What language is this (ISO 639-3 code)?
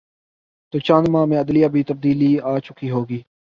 urd